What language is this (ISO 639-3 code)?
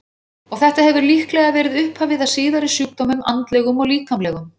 isl